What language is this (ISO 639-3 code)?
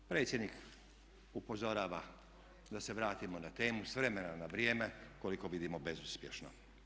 hrv